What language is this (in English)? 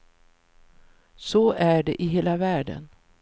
Swedish